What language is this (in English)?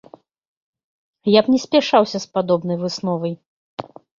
Belarusian